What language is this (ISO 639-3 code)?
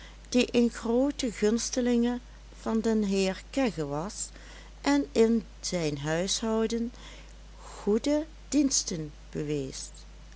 nld